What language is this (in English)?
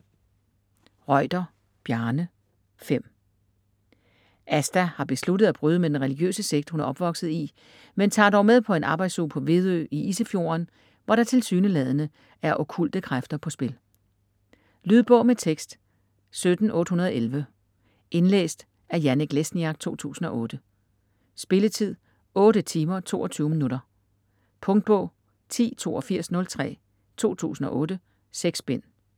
Danish